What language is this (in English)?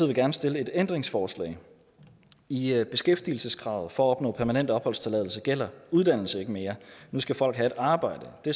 Danish